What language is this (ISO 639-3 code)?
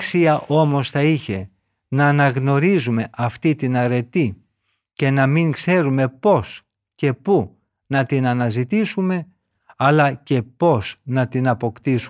ell